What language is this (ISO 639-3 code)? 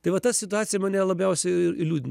lit